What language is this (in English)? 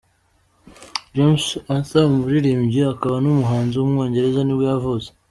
Kinyarwanda